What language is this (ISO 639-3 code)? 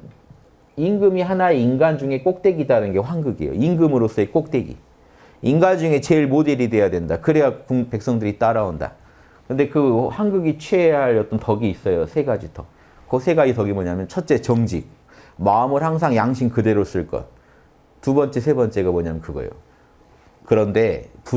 kor